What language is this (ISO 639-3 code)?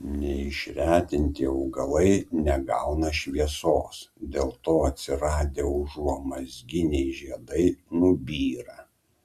lit